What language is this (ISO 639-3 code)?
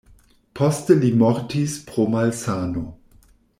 epo